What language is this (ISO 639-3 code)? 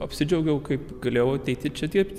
lit